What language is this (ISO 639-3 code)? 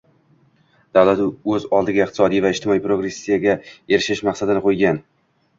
uzb